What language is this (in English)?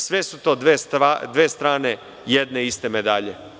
Serbian